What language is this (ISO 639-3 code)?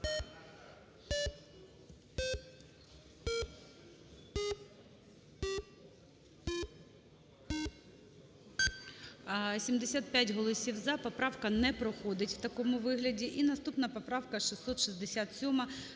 ukr